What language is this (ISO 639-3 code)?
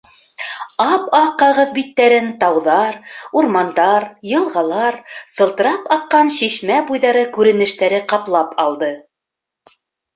bak